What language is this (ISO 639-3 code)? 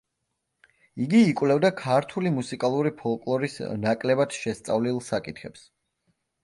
kat